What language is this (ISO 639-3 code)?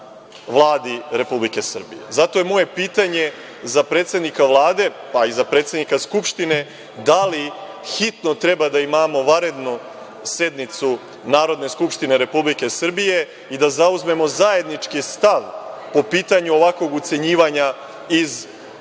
srp